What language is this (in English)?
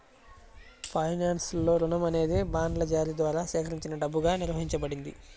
Telugu